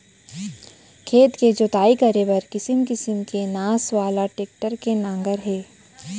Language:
Chhattisgarhi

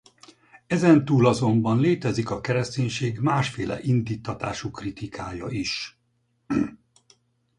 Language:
Hungarian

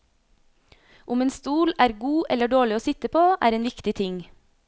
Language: Norwegian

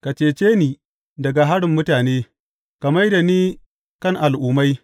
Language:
Hausa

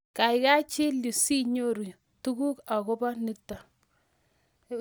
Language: Kalenjin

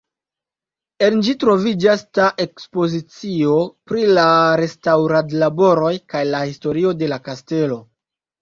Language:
Esperanto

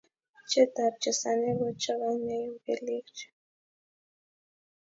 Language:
Kalenjin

